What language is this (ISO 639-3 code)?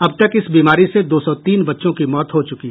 hin